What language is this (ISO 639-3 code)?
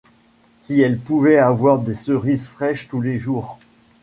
fra